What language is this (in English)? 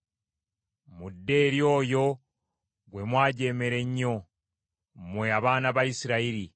Ganda